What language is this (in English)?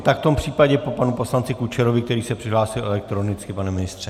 Czech